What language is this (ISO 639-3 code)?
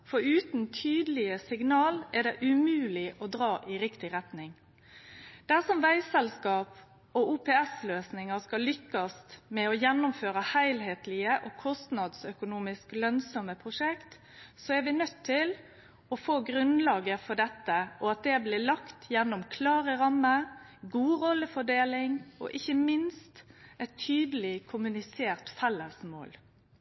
nno